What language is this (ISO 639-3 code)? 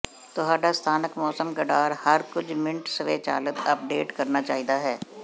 pan